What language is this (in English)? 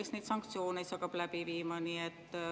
Estonian